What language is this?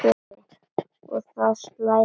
Icelandic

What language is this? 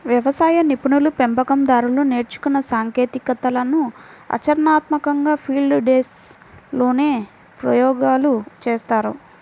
Telugu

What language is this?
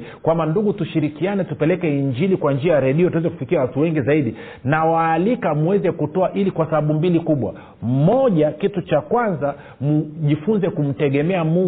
Swahili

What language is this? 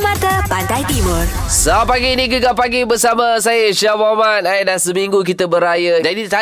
Malay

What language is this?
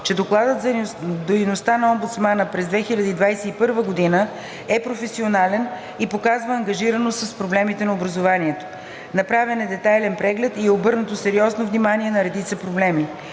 Bulgarian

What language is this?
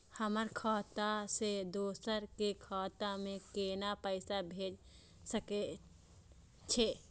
Maithili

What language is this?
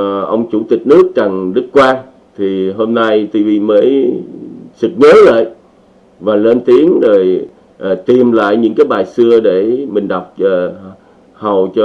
Vietnamese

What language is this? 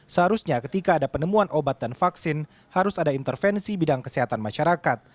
Indonesian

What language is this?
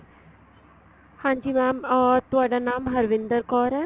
Punjabi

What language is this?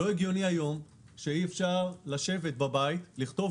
Hebrew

